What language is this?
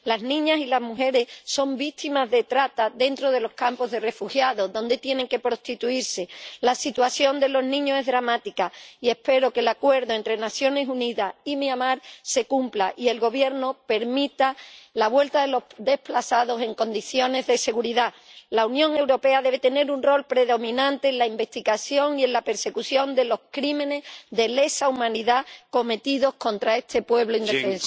Spanish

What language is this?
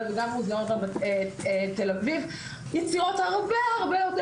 Hebrew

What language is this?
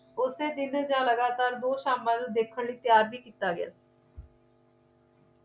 Punjabi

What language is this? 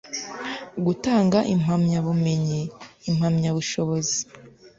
Kinyarwanda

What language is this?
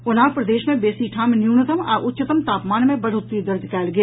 Maithili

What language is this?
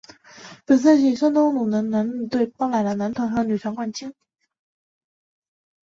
Chinese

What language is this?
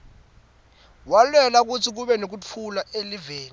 Swati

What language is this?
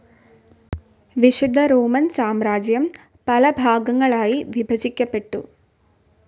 Malayalam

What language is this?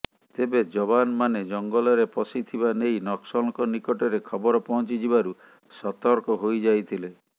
Odia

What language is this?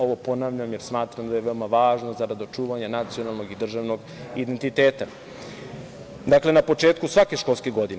Serbian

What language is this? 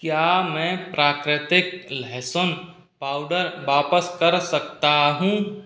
Hindi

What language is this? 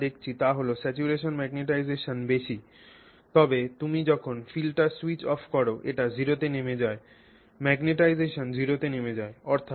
Bangla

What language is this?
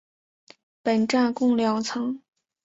Chinese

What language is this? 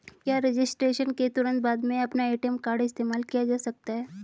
Hindi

